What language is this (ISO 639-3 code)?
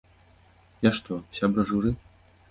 bel